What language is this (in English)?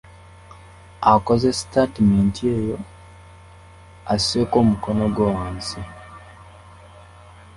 Ganda